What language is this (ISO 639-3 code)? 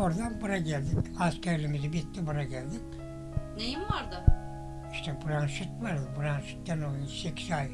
tur